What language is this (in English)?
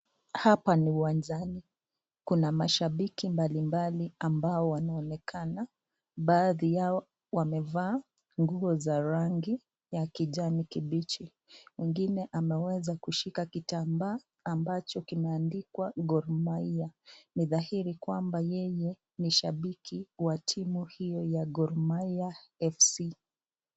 Swahili